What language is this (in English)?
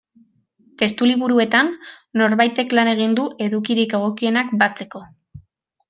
Basque